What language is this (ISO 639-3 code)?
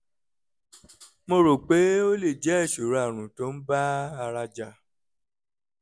yor